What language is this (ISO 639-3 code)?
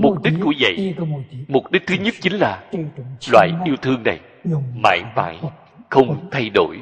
vie